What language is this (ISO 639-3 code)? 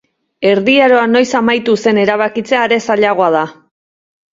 eus